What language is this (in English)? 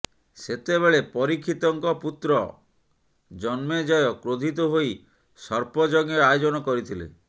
Odia